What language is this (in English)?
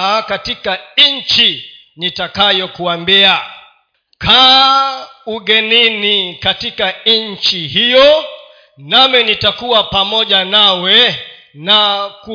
Swahili